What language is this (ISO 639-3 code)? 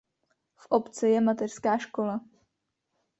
ces